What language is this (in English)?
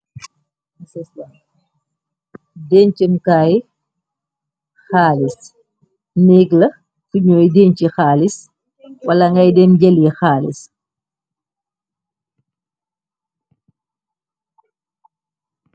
Wolof